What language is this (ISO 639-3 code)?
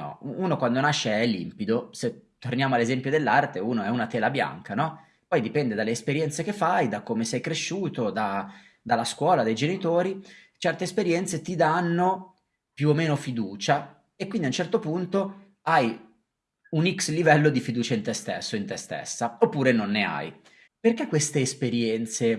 ita